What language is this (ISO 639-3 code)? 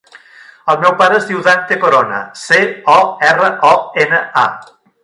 cat